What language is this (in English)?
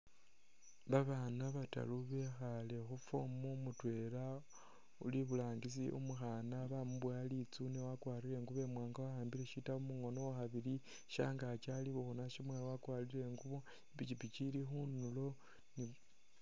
Masaaba